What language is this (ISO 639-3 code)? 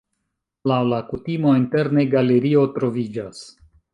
epo